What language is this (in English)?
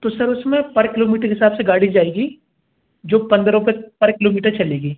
Hindi